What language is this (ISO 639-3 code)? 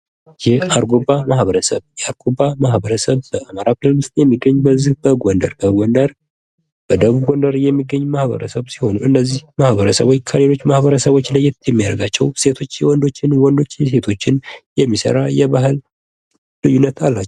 amh